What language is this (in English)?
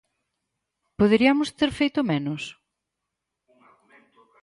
Galician